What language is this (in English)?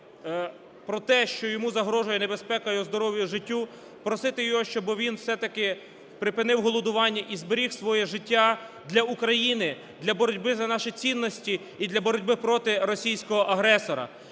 Ukrainian